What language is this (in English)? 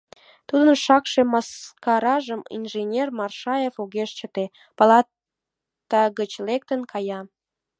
Mari